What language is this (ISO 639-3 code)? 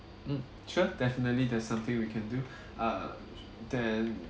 eng